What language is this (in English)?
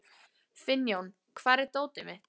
Icelandic